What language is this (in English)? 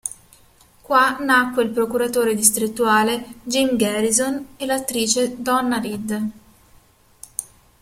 Italian